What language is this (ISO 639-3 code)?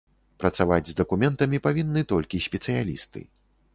bel